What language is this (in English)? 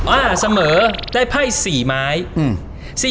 Thai